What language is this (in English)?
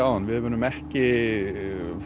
Icelandic